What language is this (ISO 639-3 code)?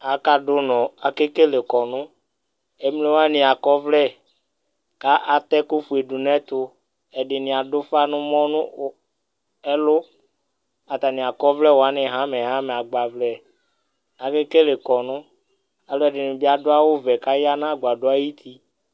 kpo